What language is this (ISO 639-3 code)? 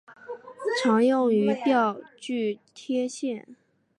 zho